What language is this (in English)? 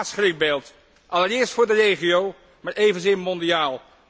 Dutch